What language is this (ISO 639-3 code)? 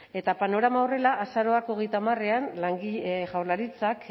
eus